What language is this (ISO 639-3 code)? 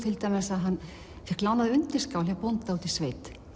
isl